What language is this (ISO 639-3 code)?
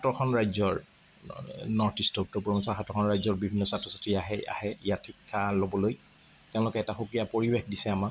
asm